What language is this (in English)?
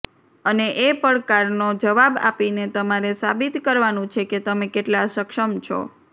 Gujarati